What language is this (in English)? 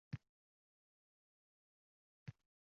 Uzbek